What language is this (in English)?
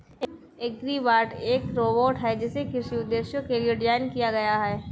Hindi